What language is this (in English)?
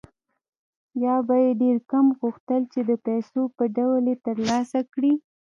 Pashto